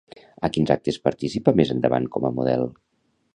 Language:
Catalan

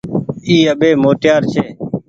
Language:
Goaria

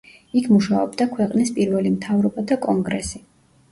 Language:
Georgian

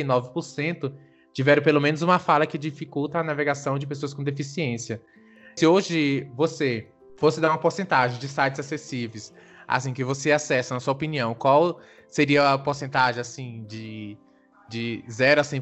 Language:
Portuguese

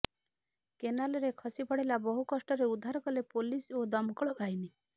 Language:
Odia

